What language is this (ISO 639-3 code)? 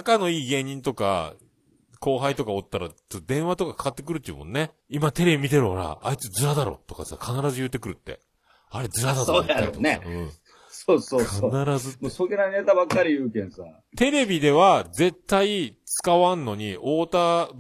jpn